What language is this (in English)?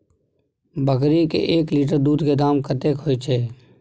Maithili